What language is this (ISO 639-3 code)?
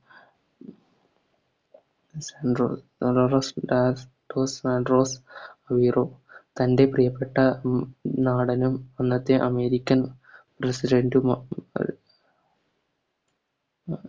mal